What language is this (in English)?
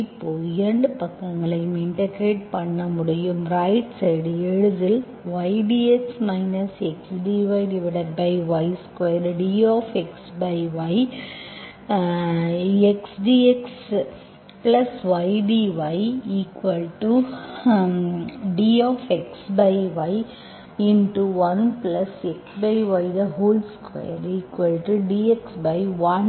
Tamil